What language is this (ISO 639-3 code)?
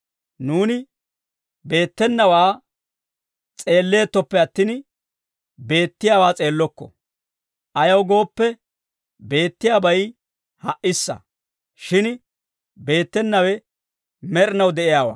dwr